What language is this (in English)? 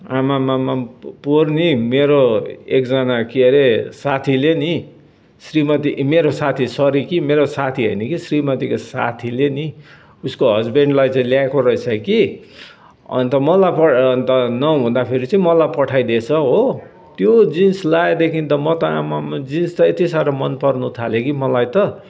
Nepali